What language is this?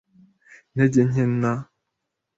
Kinyarwanda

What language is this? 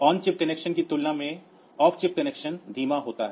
Hindi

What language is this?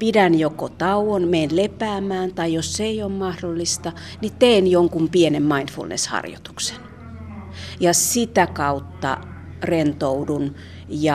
Finnish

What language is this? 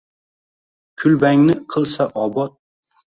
Uzbek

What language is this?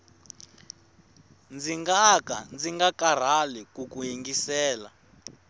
Tsonga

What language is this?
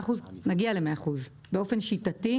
Hebrew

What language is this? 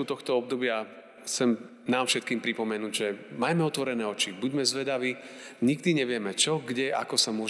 Slovak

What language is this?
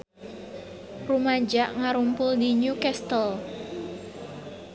Sundanese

